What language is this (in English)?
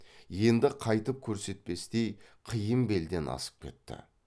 Kazakh